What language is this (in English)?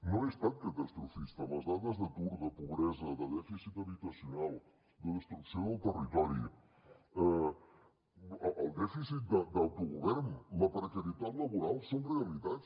Catalan